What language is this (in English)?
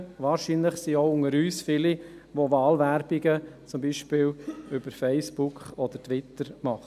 Swiss German